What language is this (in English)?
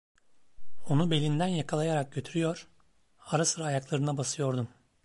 Turkish